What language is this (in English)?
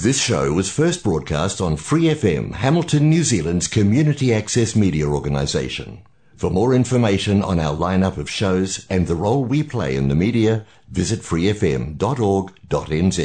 Filipino